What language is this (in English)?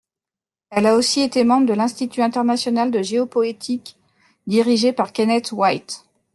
French